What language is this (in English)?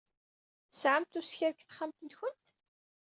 Kabyle